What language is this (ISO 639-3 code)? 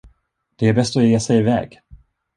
swe